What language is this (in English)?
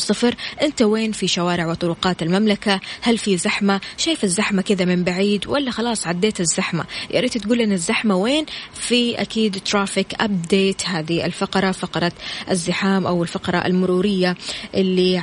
Arabic